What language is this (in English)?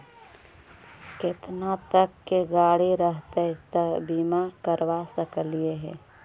Magahi